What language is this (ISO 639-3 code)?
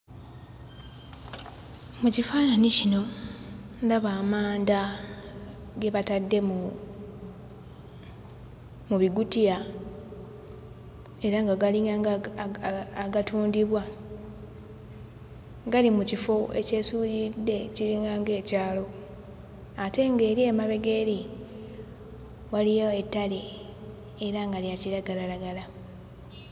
lug